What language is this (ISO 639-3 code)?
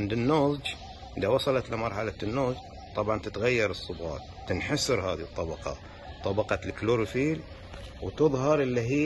ara